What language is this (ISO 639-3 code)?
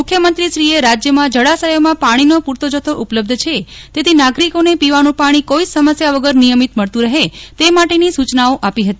guj